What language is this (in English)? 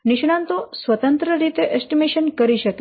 Gujarati